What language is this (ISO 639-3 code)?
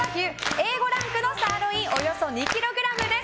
jpn